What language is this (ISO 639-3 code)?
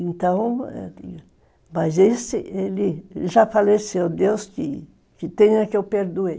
por